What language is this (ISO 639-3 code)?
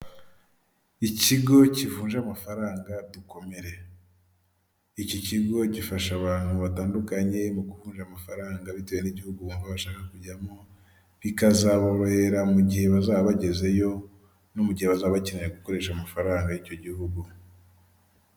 kin